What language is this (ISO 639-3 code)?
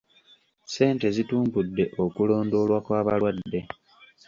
lug